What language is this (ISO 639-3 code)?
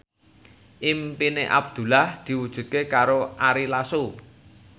jav